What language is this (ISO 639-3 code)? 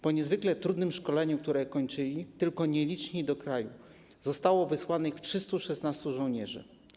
pol